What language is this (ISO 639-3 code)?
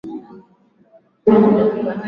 swa